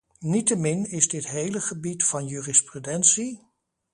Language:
Dutch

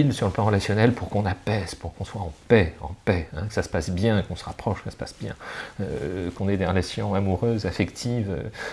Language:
French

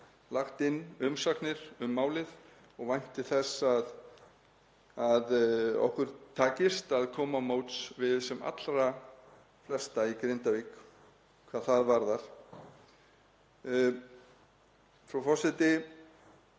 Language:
Icelandic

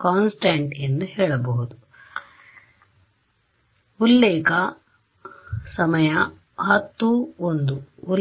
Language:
Kannada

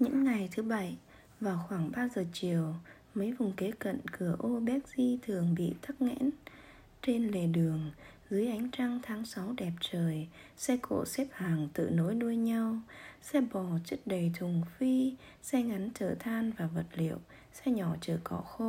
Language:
Vietnamese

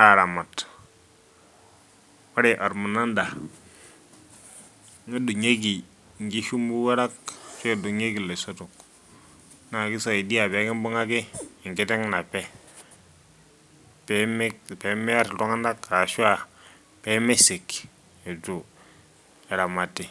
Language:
Masai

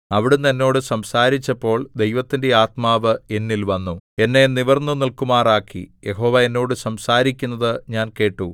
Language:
Malayalam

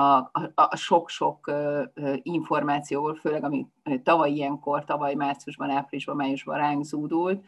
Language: Hungarian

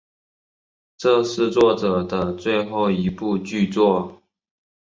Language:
Chinese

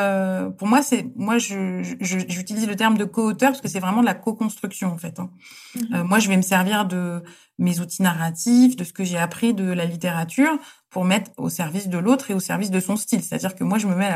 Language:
French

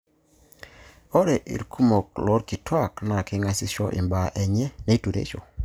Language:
Masai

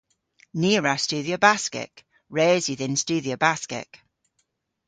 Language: Cornish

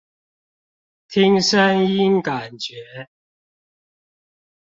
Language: Chinese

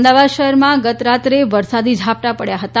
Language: Gujarati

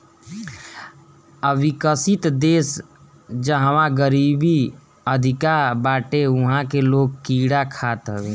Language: Bhojpuri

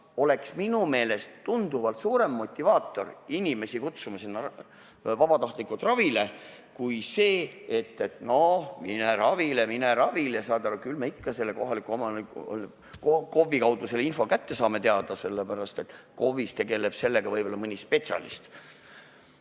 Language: Estonian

